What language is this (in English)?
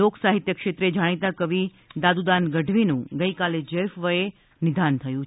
Gujarati